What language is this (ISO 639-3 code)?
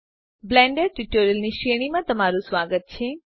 guj